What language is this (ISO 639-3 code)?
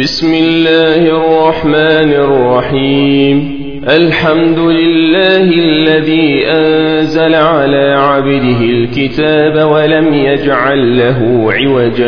ara